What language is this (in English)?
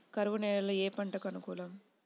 Telugu